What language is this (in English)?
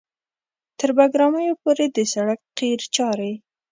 Pashto